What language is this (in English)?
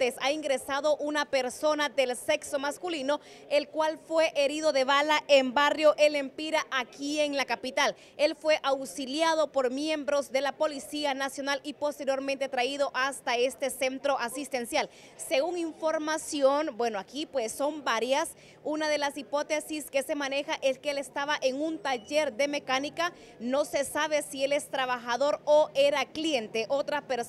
Spanish